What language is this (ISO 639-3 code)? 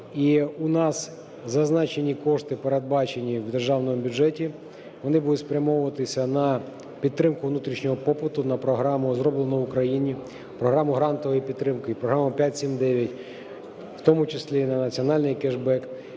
ukr